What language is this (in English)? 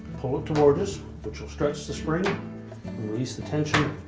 English